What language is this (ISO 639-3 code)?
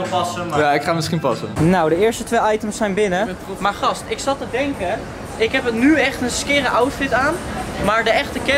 nld